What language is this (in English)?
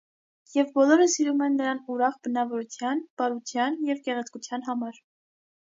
Armenian